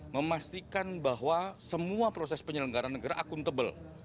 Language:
Indonesian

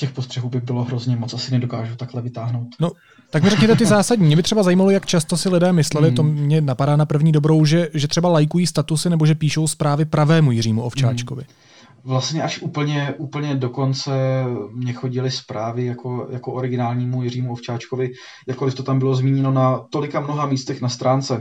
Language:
Czech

